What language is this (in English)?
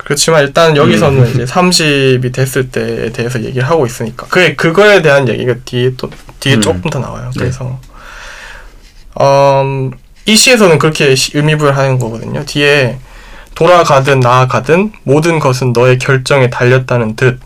Korean